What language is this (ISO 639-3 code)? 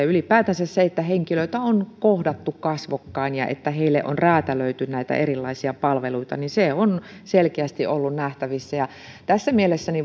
fin